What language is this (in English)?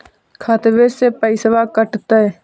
Magahi